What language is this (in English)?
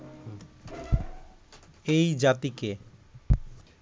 Bangla